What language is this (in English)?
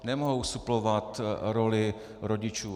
Czech